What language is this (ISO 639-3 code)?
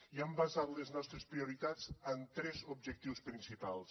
cat